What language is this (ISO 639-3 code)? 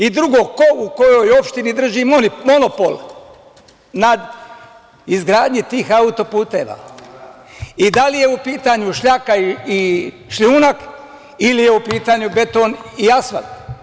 srp